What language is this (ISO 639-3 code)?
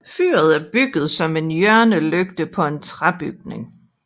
dan